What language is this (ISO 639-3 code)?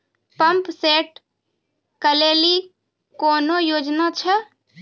mai